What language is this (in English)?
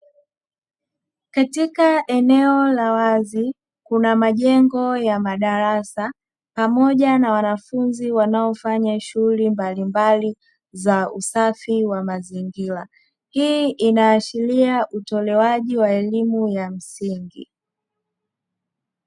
Swahili